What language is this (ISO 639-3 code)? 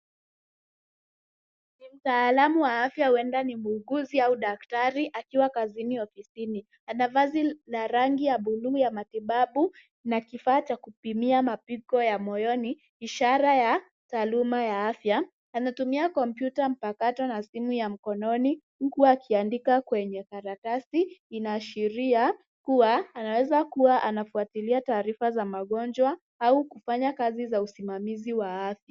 swa